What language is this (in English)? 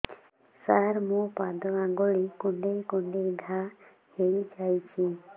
Odia